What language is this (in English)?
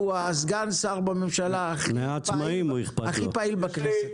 Hebrew